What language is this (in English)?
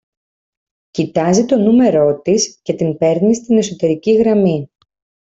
Greek